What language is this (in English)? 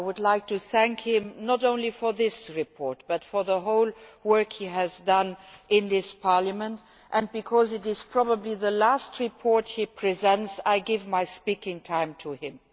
English